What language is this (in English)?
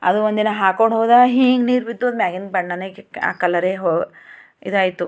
Kannada